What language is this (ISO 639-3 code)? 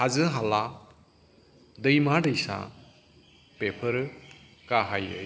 brx